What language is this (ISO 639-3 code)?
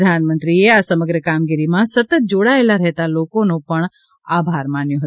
guj